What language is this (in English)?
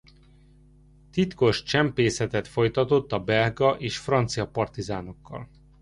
Hungarian